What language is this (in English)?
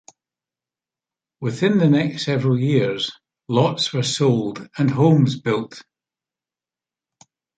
English